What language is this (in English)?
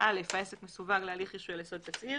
Hebrew